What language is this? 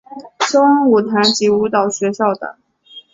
Chinese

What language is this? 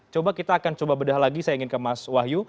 Indonesian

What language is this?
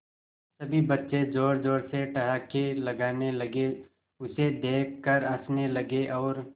Hindi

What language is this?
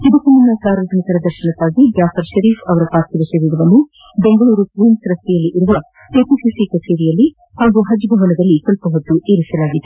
Kannada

